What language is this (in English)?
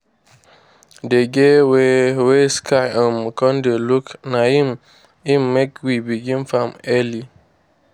Nigerian Pidgin